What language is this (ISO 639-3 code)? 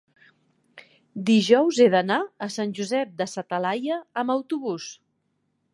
cat